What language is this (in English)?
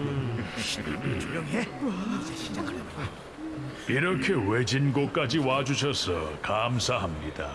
Korean